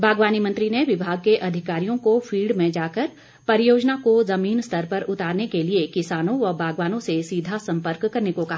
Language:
Hindi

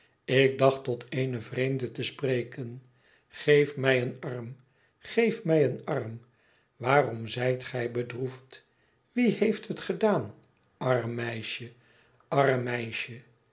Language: Dutch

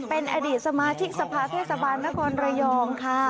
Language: Thai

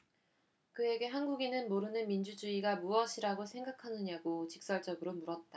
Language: Korean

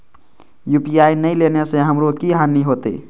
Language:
Maithili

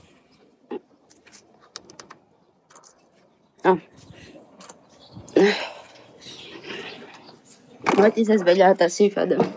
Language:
Italian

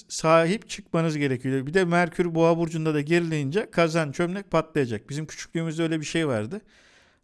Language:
Turkish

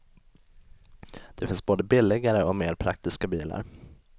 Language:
Swedish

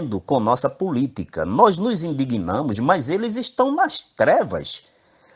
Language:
Portuguese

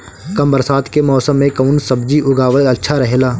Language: Bhojpuri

